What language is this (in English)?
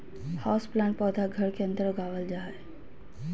Magahi